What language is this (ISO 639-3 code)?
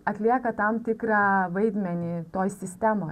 lit